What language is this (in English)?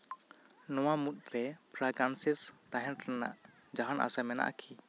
Santali